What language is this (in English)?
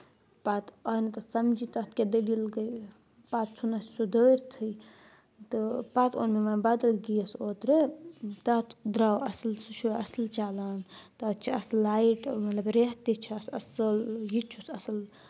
Kashmiri